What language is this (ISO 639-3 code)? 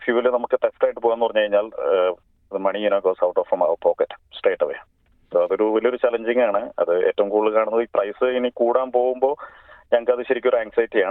mal